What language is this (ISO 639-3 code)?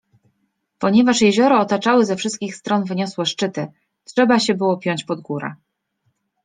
pol